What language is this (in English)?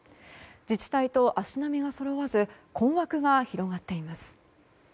Japanese